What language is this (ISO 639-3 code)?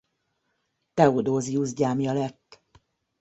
hun